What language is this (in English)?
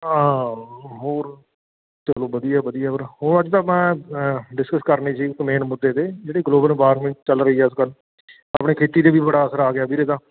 Punjabi